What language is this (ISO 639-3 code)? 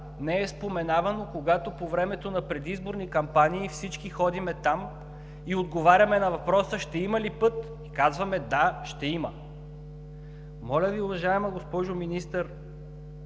bul